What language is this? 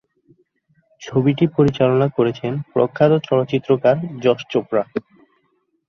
Bangla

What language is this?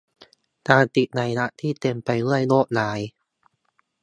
Thai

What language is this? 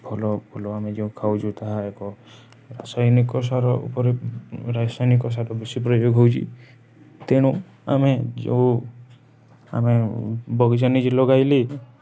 Odia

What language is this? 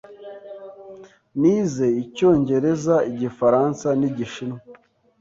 Kinyarwanda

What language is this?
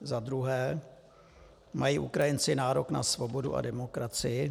Czech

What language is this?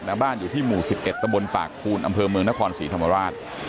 Thai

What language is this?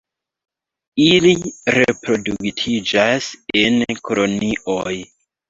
Esperanto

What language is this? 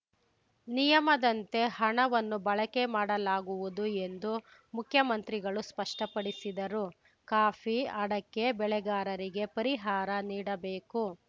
Kannada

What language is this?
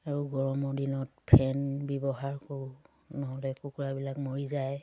Assamese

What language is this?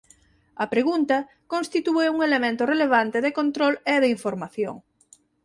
Galician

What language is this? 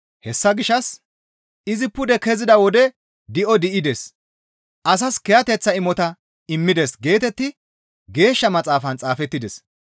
Gamo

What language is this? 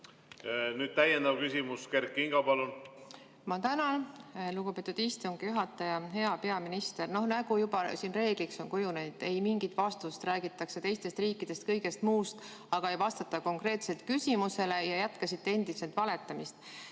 Estonian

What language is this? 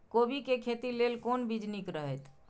Maithili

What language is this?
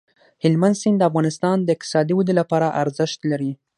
Pashto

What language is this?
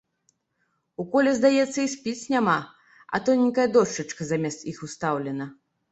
Belarusian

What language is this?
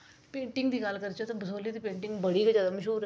Dogri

